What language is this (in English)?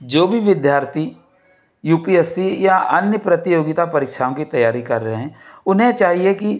Hindi